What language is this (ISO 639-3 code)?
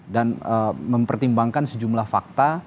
ind